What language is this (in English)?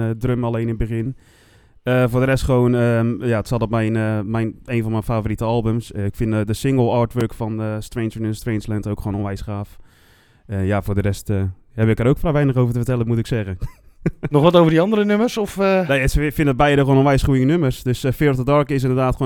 Dutch